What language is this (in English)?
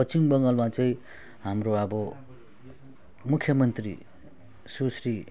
Nepali